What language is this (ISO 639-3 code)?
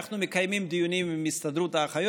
heb